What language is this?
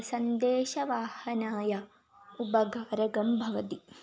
Sanskrit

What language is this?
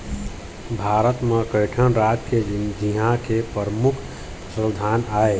Chhattisgarhi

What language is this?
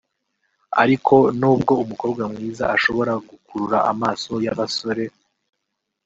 Kinyarwanda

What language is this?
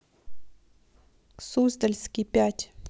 Russian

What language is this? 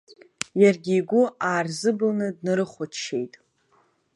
Abkhazian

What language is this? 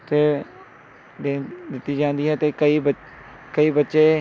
Punjabi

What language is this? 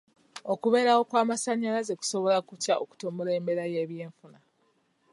Ganda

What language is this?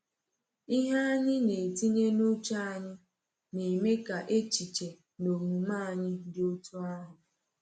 Igbo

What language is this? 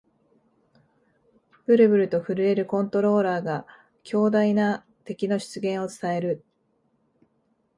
Japanese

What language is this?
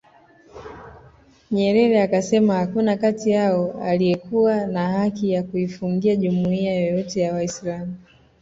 Swahili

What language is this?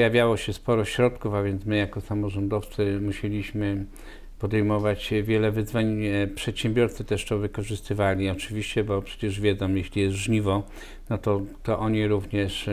Polish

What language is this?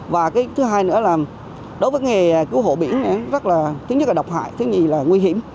Vietnamese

